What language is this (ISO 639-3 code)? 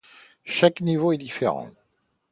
fra